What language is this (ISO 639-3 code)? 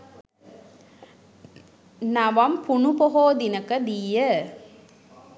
sin